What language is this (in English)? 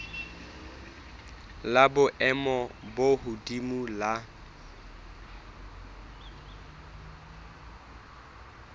Southern Sotho